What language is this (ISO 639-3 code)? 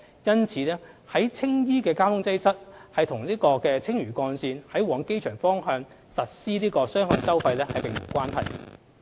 yue